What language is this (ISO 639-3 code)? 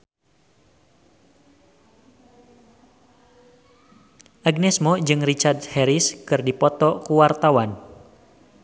sun